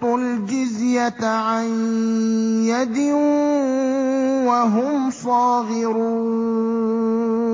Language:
Arabic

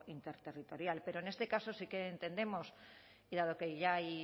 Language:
Spanish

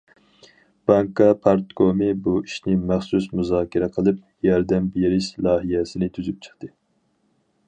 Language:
Uyghur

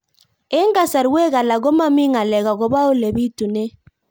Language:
Kalenjin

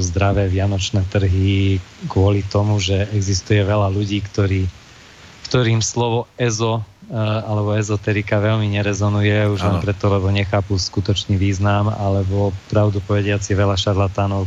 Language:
Slovak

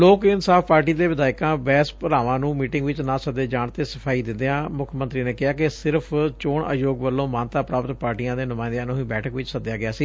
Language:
Punjabi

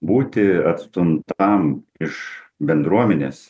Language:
Lithuanian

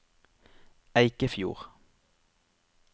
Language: Norwegian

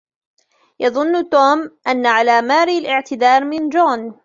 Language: Arabic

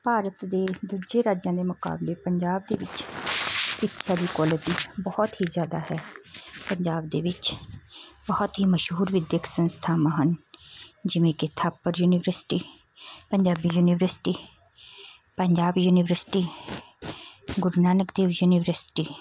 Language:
Punjabi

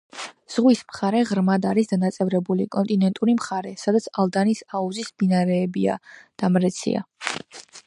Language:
Georgian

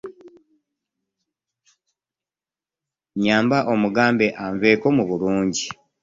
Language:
Ganda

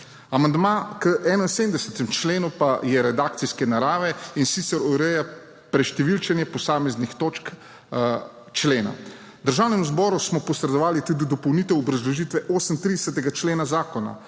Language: Slovenian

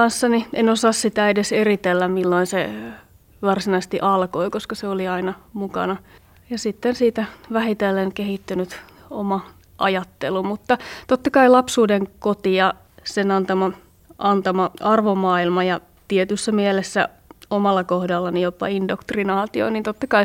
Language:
Finnish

